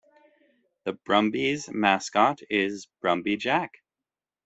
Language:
English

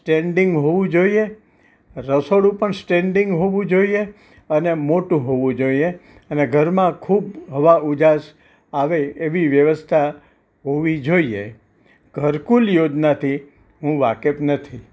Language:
Gujarati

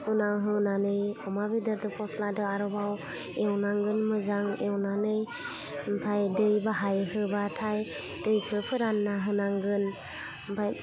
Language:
Bodo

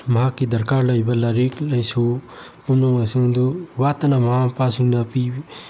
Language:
Manipuri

